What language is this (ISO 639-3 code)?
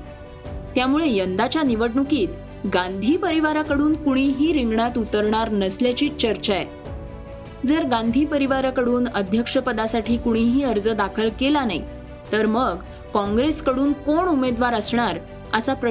mar